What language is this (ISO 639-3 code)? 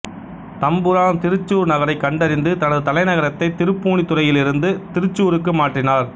tam